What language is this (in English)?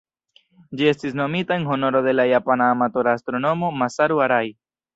Esperanto